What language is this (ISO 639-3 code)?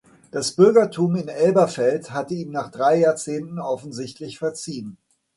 deu